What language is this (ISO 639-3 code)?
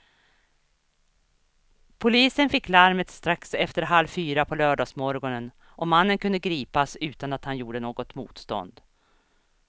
swe